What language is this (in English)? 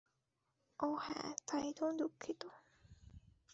Bangla